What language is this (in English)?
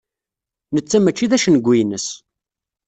Kabyle